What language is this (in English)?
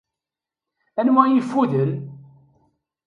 Kabyle